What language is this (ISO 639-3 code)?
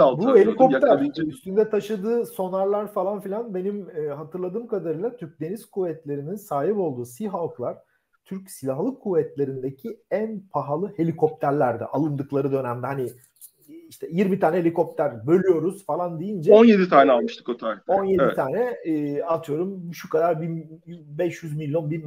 tur